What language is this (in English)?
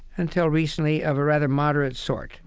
English